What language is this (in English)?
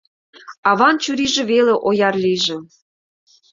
Mari